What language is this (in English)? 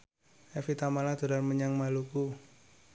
Javanese